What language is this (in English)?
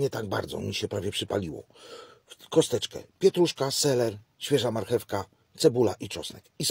Polish